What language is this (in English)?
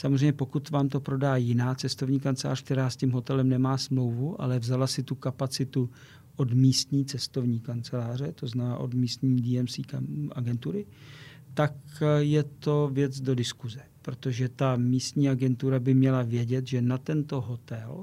Czech